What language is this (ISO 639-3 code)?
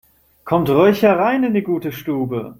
deu